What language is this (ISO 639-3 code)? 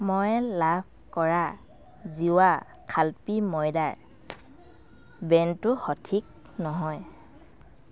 asm